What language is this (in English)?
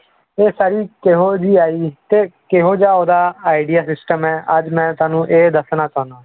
Punjabi